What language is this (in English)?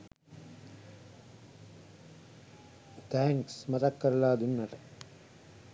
Sinhala